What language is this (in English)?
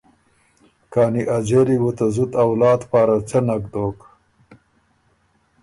Ormuri